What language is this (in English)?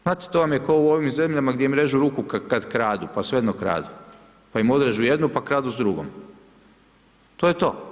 Croatian